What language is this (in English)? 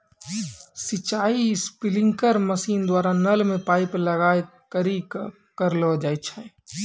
Maithili